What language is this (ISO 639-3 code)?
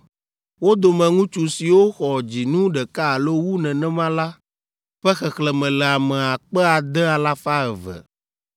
ewe